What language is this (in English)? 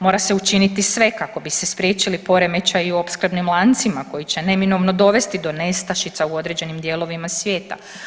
Croatian